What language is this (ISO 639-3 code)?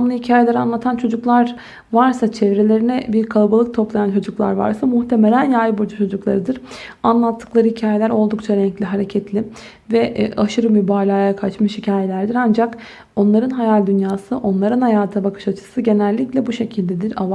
tur